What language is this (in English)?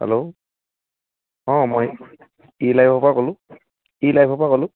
Assamese